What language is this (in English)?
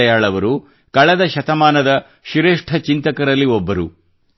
Kannada